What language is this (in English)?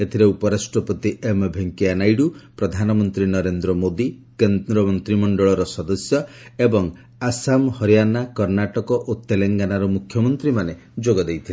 Odia